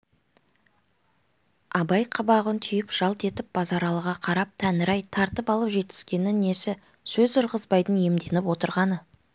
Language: Kazakh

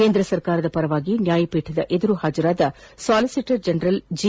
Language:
Kannada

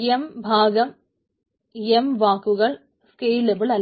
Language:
Malayalam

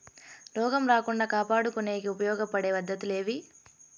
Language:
Telugu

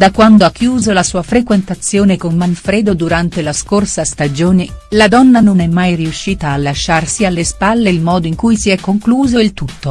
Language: Italian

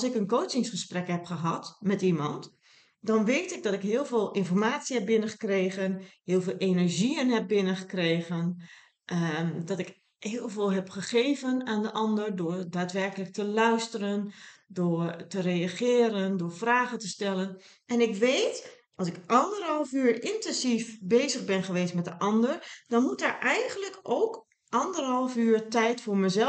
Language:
Dutch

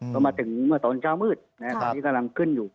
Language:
Thai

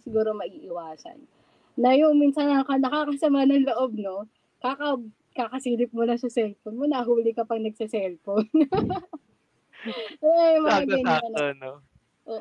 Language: Filipino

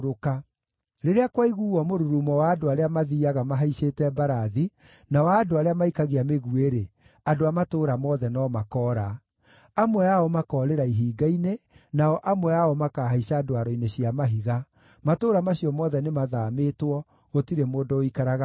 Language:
Kikuyu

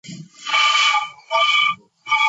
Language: Georgian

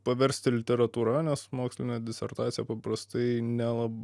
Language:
Lithuanian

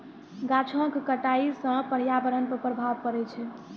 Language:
Maithili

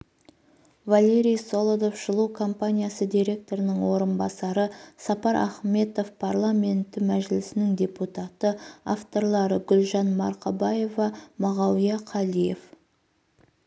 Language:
Kazakh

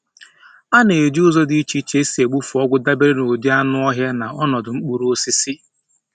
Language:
Igbo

